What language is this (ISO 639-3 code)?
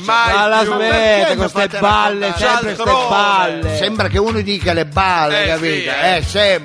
ita